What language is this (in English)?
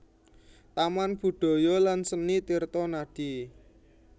Javanese